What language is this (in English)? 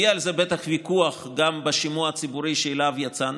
Hebrew